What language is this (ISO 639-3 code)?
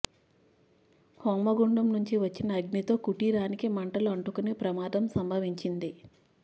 tel